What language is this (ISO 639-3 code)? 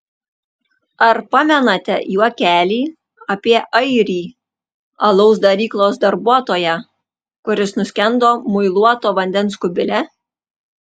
lit